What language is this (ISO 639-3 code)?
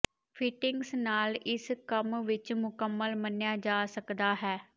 pan